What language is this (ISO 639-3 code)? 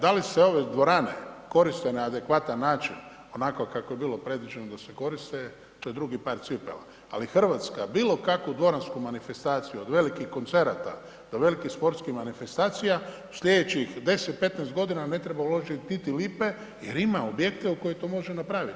hrv